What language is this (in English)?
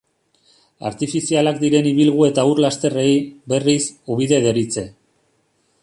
Basque